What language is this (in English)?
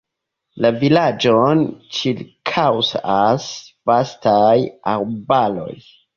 Esperanto